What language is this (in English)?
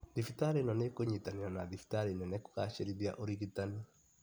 Kikuyu